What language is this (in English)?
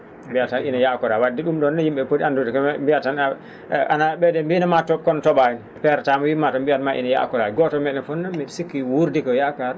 Fula